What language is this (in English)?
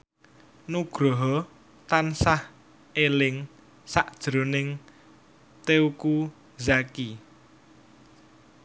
Javanese